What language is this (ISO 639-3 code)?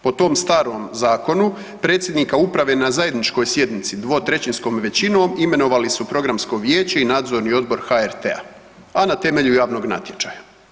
hrv